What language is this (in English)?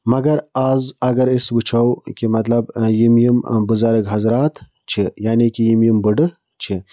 Kashmiri